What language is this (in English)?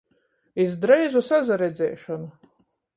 Latgalian